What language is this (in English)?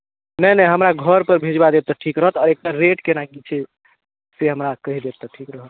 Maithili